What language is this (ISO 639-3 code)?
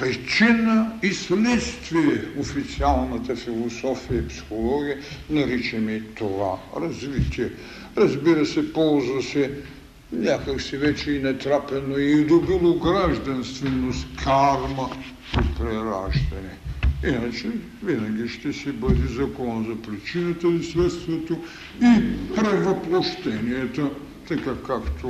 bul